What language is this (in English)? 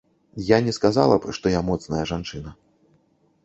Belarusian